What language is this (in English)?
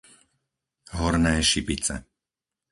Slovak